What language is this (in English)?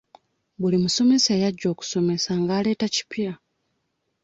Ganda